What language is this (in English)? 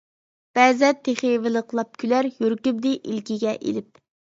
Uyghur